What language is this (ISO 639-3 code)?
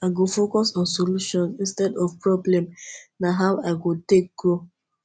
pcm